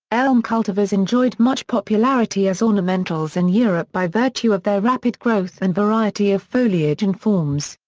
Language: English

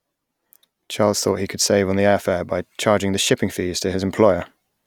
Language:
English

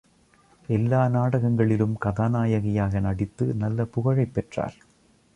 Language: Tamil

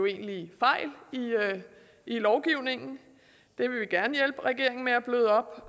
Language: Danish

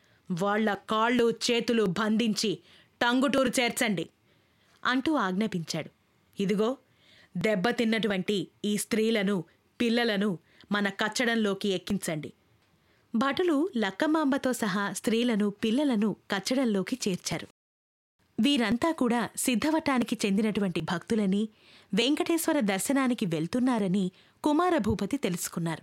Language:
Telugu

